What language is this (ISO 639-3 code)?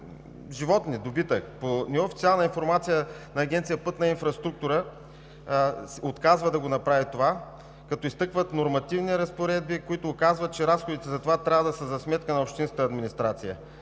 bul